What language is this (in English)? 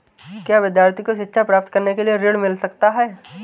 Hindi